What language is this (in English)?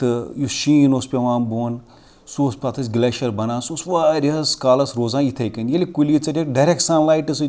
Kashmiri